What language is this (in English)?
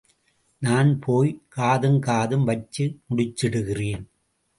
Tamil